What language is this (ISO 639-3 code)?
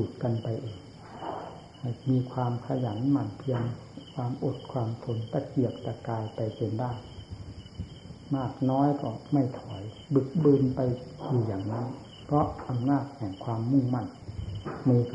tha